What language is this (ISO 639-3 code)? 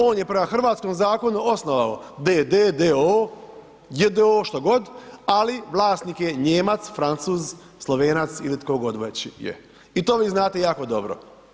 hrv